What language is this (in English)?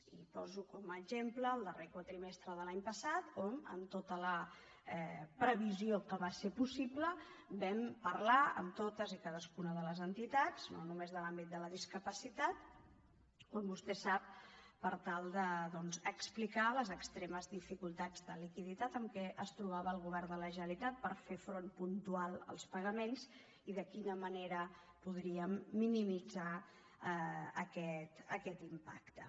Catalan